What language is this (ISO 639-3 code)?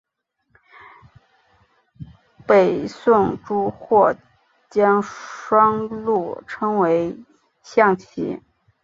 zho